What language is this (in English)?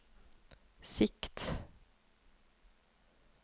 Norwegian